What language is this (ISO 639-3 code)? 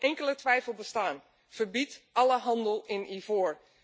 nld